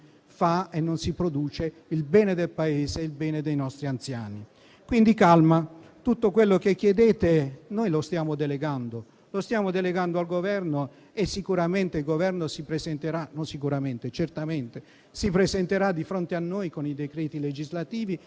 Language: Italian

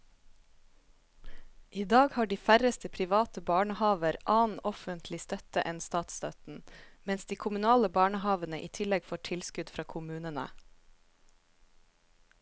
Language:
Norwegian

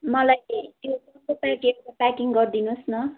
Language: Nepali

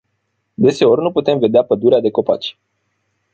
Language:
Romanian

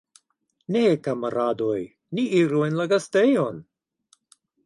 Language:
Esperanto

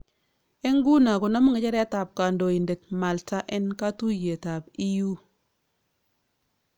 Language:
Kalenjin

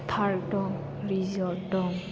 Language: Bodo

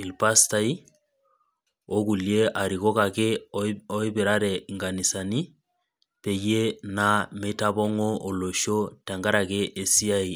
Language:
Masai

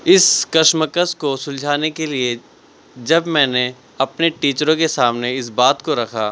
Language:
Urdu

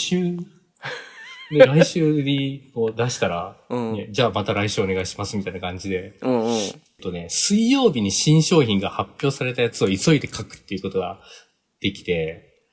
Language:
Japanese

